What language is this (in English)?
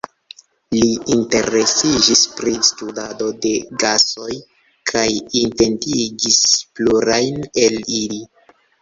Esperanto